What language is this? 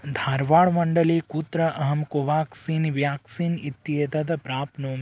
Sanskrit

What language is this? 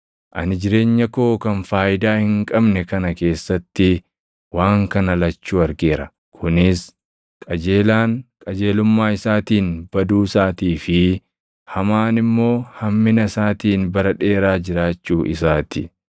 Oromo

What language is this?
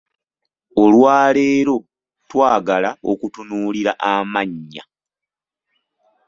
Ganda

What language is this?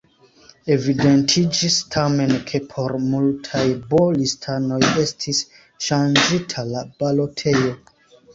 Esperanto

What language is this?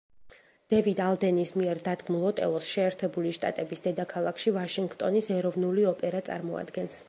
Georgian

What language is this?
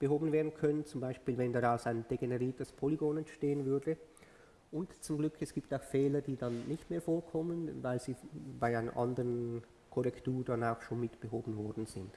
German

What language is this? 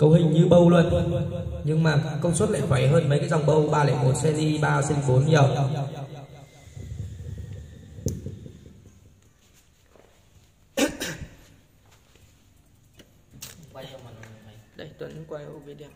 Vietnamese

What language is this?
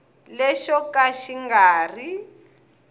Tsonga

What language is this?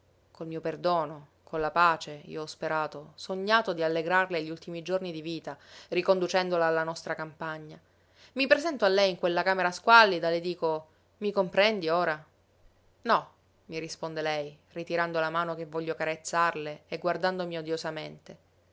Italian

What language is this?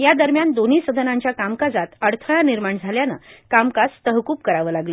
Marathi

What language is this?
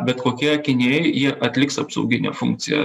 Lithuanian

